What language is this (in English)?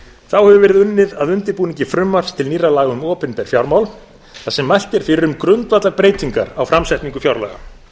Icelandic